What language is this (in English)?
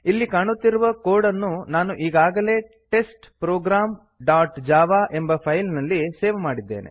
Kannada